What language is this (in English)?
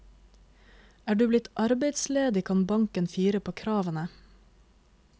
Norwegian